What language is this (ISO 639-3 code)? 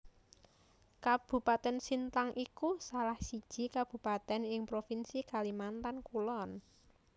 jav